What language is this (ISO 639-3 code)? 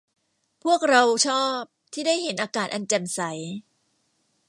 tha